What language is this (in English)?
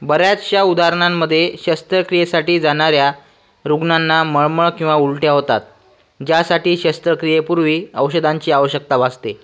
Marathi